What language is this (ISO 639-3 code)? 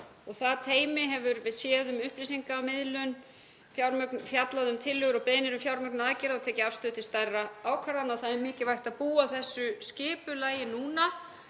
isl